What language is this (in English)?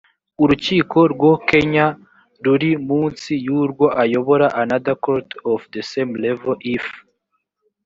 Kinyarwanda